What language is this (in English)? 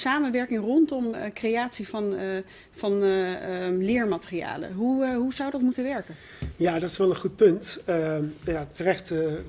Dutch